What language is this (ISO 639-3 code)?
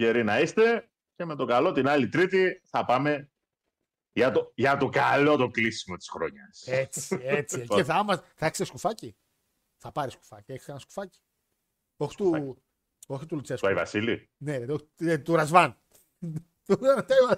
ell